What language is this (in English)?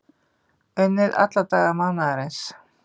Icelandic